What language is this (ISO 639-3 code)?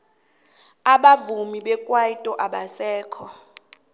nbl